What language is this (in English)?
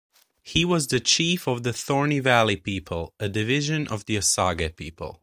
English